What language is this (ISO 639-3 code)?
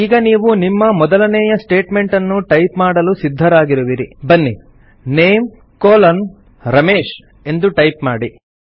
kan